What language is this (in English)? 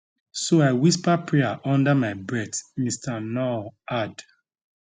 Nigerian Pidgin